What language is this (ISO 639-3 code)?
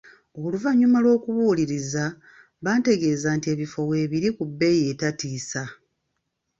lug